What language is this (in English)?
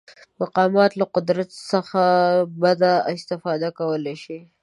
Pashto